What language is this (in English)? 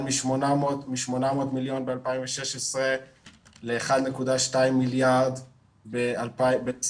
Hebrew